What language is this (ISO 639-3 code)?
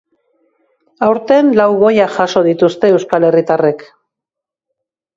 eus